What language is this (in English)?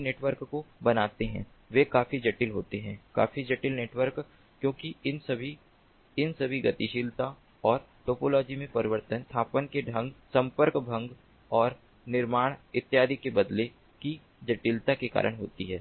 Hindi